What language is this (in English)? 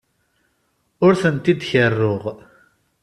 Kabyle